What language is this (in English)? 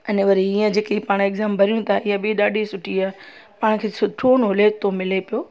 Sindhi